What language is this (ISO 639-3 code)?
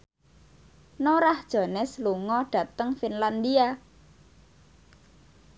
jav